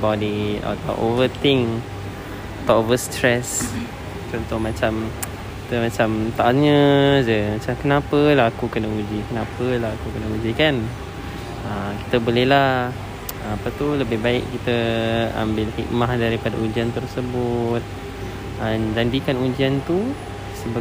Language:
Malay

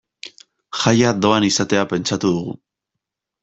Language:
Basque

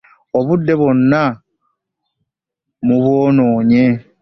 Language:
Ganda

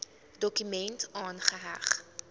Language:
Afrikaans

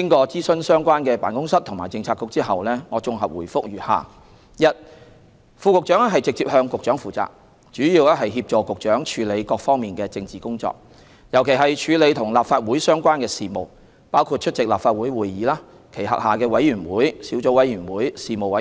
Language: Cantonese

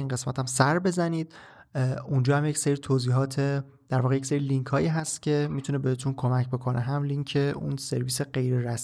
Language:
Persian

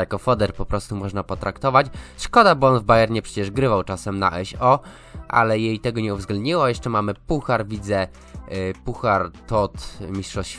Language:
Polish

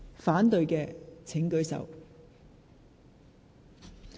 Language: Cantonese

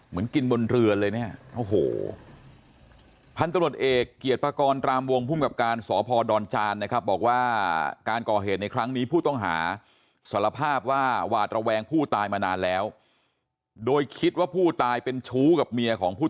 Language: Thai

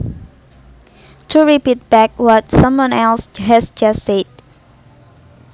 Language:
Javanese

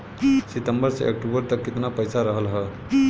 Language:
Bhojpuri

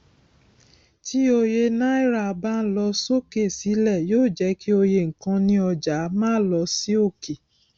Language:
Yoruba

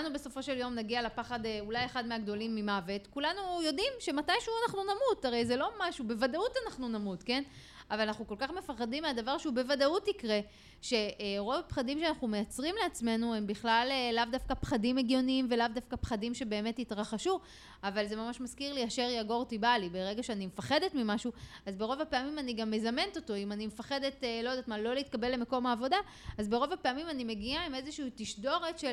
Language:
Hebrew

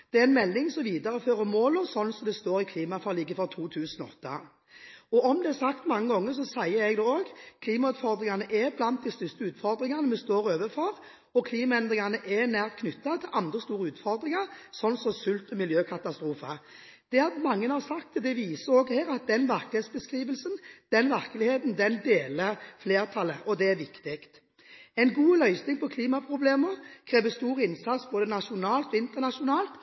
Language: Norwegian Bokmål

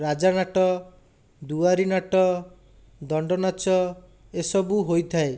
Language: Odia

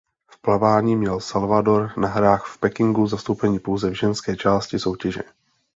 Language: Czech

